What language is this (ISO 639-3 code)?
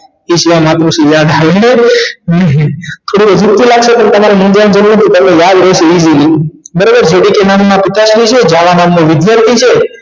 guj